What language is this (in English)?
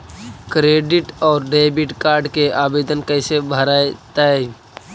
Magahi